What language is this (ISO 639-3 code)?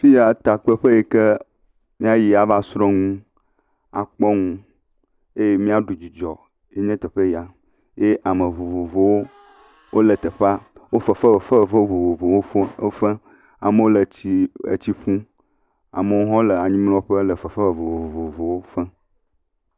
ewe